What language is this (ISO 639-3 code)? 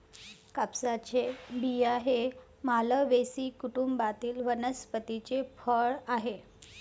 mar